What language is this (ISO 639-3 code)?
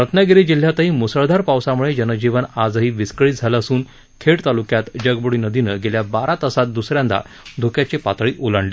mar